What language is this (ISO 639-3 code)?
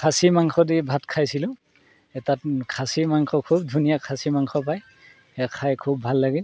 asm